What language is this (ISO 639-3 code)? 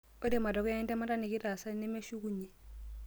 mas